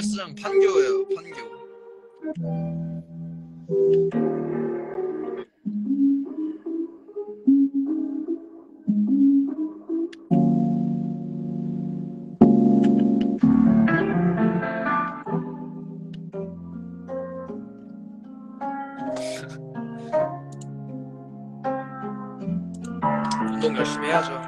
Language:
Korean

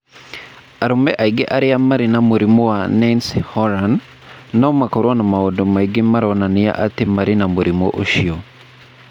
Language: Kikuyu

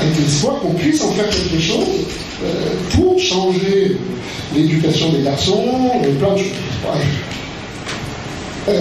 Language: French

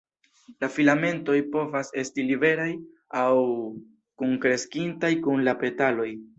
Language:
Esperanto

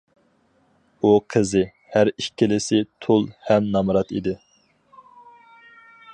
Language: Uyghur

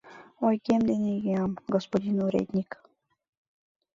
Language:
Mari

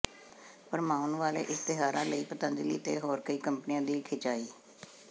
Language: Punjabi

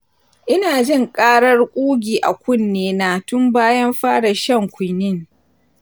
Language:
Hausa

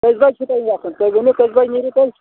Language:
Kashmiri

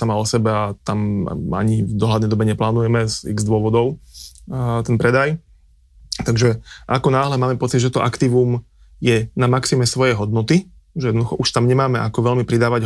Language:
Slovak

